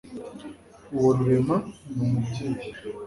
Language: Kinyarwanda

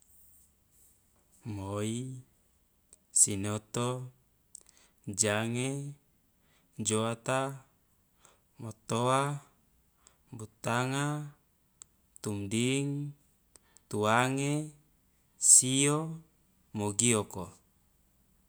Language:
Loloda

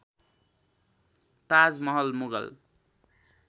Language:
Nepali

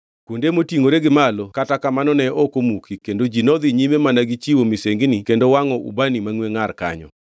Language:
Luo (Kenya and Tanzania)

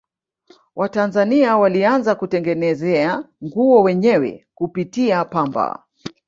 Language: Swahili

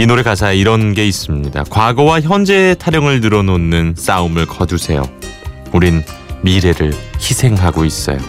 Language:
Korean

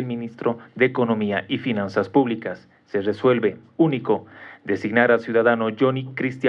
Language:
Spanish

